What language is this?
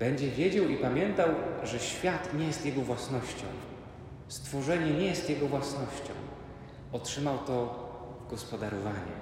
Polish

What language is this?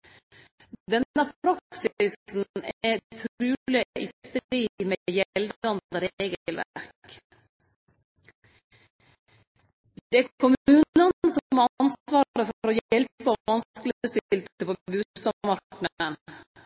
Norwegian Nynorsk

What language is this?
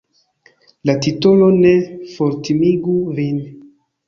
Esperanto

